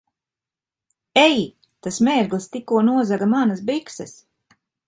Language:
Latvian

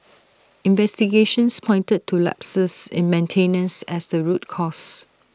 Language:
English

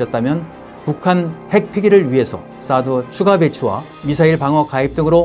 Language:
Korean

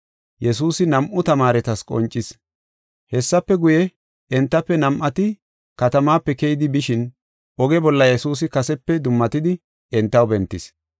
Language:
Gofa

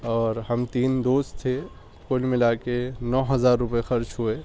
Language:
Urdu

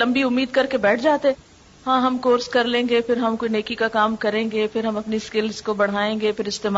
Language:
Urdu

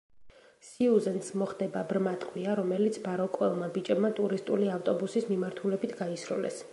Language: Georgian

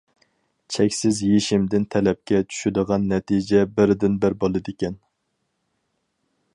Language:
Uyghur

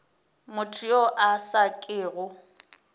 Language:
Northern Sotho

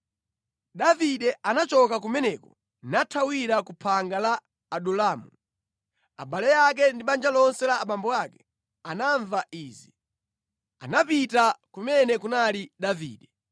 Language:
Nyanja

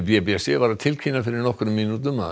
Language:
Icelandic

